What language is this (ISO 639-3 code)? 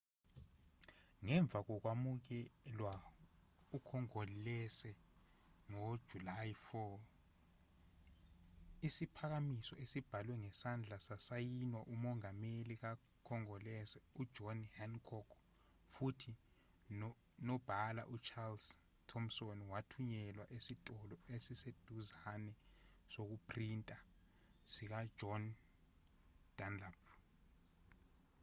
zul